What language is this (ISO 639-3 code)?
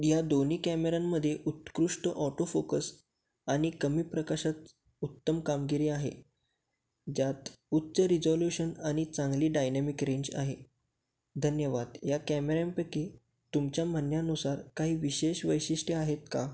mar